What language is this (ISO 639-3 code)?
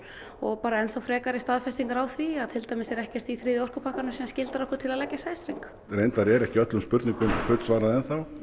isl